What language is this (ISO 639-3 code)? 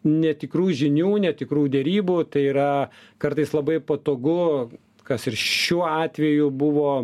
lit